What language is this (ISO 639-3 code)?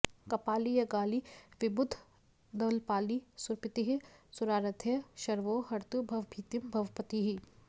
san